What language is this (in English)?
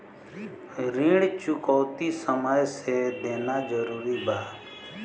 Bhojpuri